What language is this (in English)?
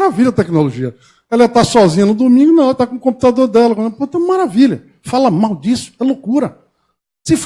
Portuguese